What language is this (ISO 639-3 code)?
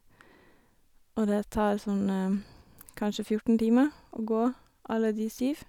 nor